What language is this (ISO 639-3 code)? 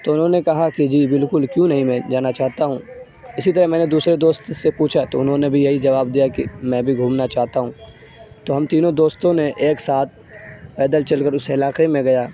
urd